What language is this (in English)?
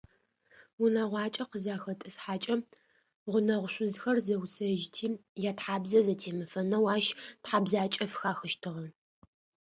Adyghe